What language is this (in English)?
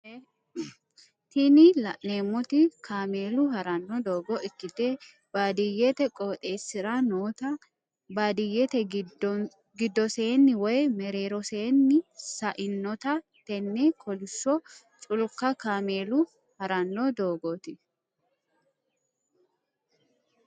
Sidamo